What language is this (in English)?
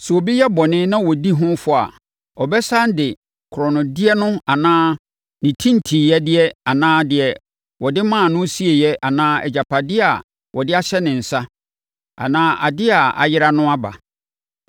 Akan